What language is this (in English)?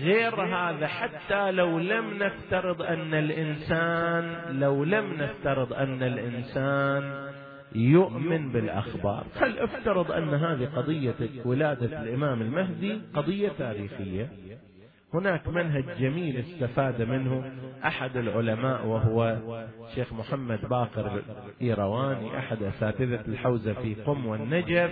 Arabic